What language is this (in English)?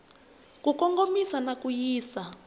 Tsonga